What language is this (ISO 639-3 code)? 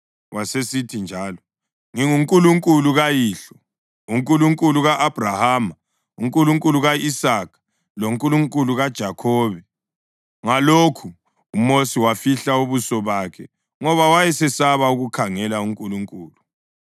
nde